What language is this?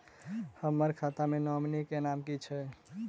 Maithili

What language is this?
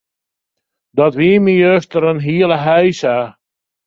Western Frisian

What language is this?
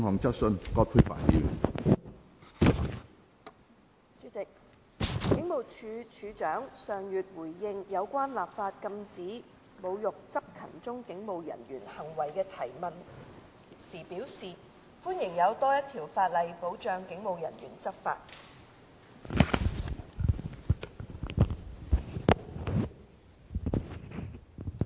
Cantonese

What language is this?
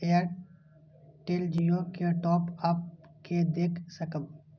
Maithili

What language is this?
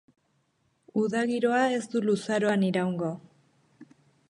Basque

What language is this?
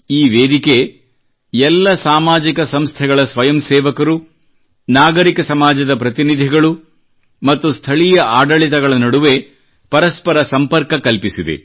Kannada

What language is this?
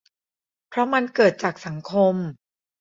Thai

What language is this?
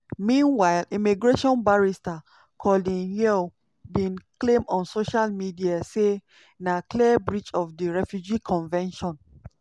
Nigerian Pidgin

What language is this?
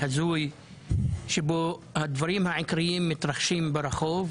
Hebrew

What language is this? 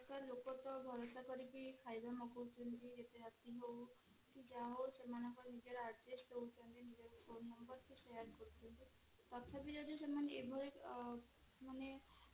Odia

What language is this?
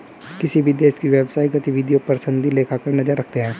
Hindi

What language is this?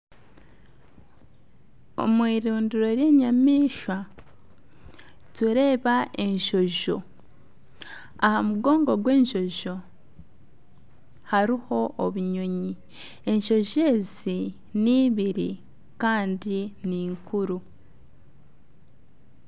Nyankole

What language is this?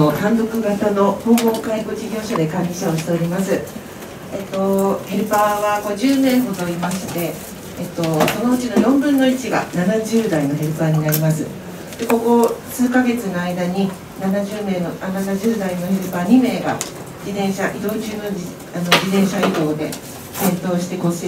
Japanese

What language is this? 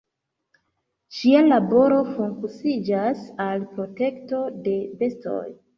Esperanto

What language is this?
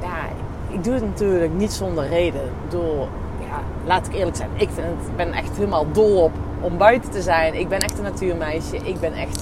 Dutch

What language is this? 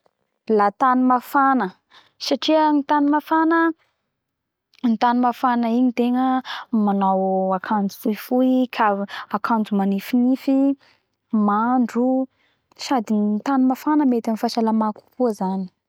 Bara Malagasy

